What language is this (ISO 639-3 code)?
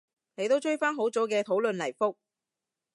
yue